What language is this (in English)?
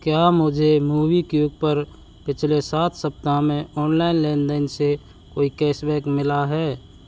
Hindi